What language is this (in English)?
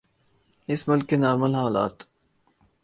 Urdu